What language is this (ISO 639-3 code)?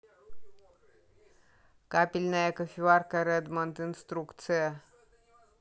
rus